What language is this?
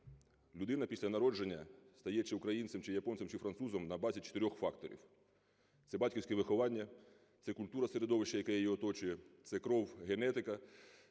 Ukrainian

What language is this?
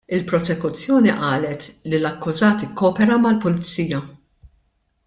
Maltese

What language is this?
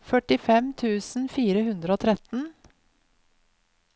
Norwegian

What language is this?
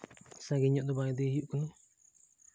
Santali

